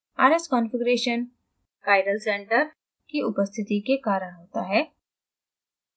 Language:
Hindi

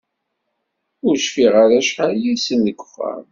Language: Kabyle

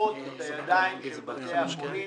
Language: Hebrew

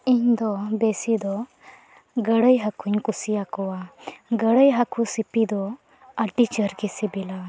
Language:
Santali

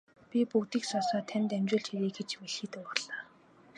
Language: Mongolian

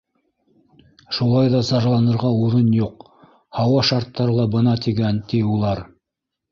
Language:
Bashkir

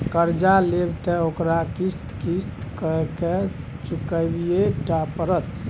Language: Maithili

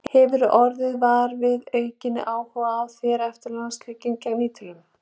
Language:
Icelandic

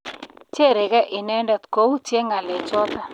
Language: Kalenjin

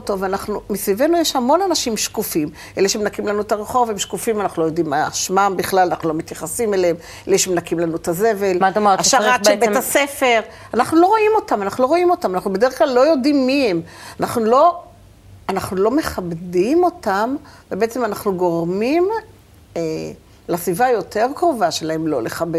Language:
Hebrew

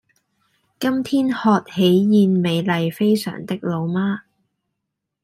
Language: Cantonese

